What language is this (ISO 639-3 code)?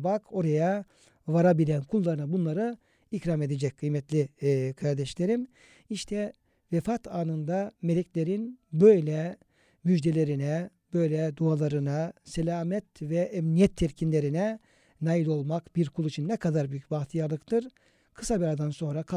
tur